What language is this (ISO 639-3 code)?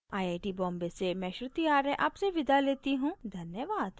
hin